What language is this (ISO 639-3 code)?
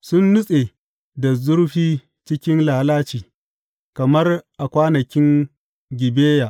hau